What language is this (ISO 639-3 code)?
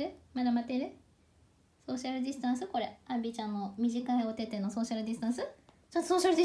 jpn